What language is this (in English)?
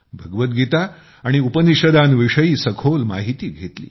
Marathi